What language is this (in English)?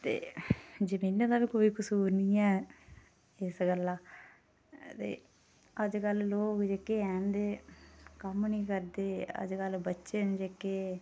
Dogri